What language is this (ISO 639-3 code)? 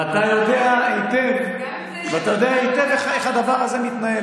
heb